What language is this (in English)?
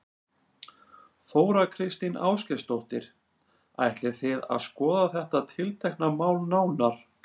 Icelandic